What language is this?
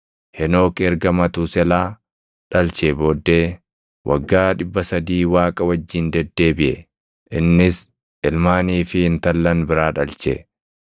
Oromo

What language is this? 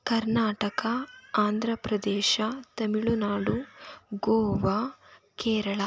Kannada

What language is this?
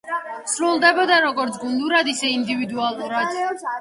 Georgian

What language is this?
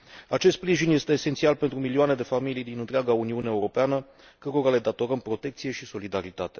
Romanian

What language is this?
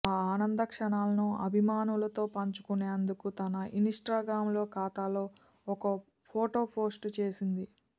Telugu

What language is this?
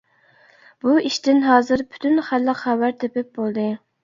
Uyghur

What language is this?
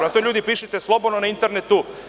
Serbian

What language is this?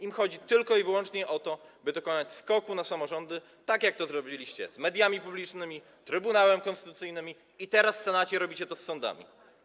Polish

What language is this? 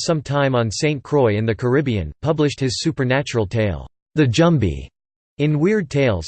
English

